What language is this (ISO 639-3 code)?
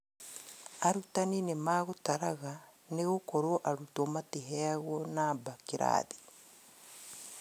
kik